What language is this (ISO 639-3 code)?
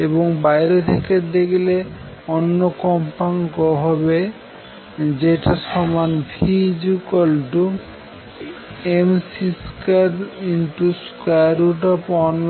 ben